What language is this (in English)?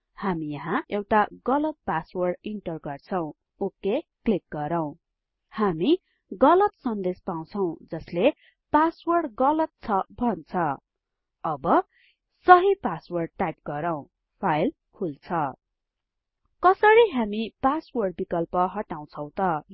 Nepali